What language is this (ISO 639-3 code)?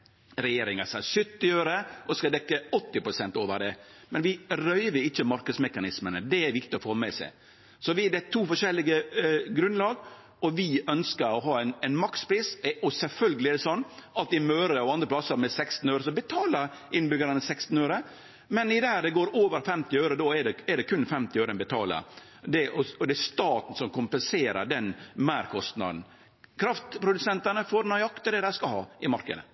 nno